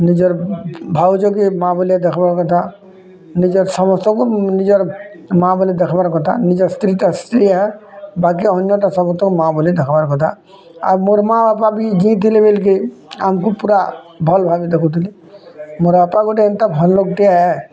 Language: Odia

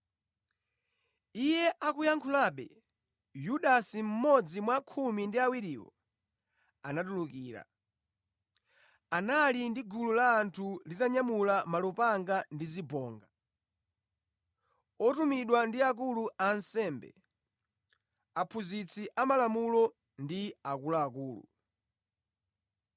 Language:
Nyanja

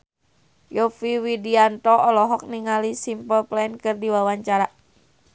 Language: Sundanese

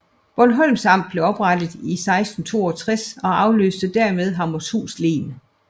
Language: Danish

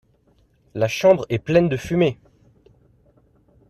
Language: French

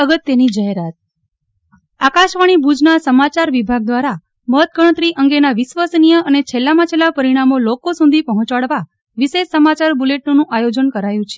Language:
Gujarati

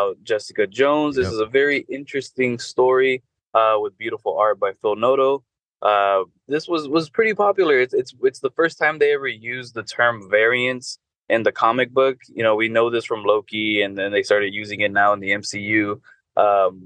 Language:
English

